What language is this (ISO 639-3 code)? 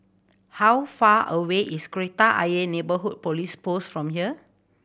eng